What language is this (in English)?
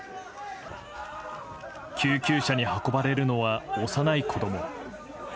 Japanese